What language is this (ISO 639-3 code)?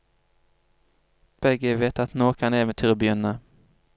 nor